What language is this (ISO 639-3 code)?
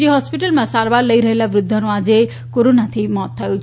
guj